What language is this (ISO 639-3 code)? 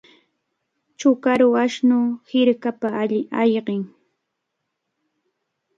qvl